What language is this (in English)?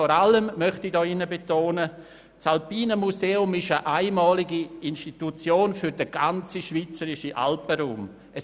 Swiss German